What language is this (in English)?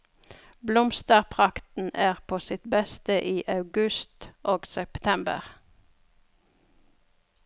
Norwegian